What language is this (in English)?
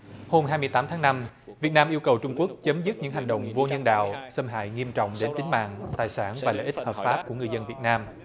Vietnamese